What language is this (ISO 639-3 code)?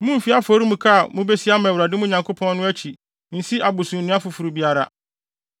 aka